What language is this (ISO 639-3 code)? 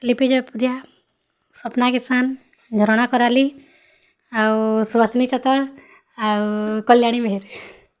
ori